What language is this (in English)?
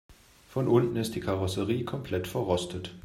German